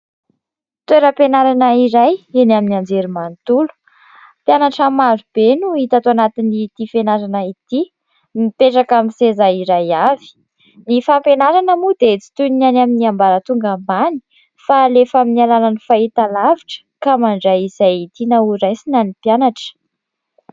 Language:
Malagasy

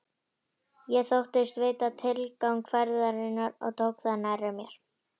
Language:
Icelandic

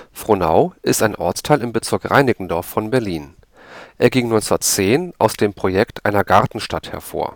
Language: German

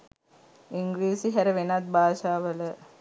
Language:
Sinhala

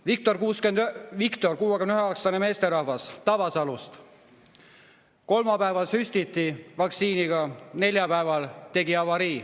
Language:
Estonian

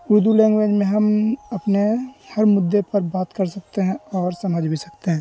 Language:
Urdu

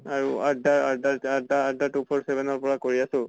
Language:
Assamese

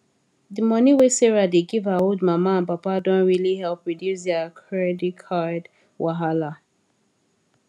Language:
Nigerian Pidgin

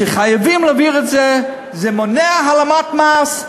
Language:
Hebrew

